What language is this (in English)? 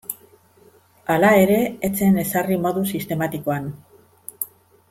Basque